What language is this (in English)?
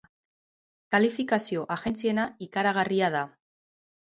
Basque